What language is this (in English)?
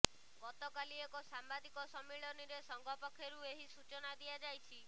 Odia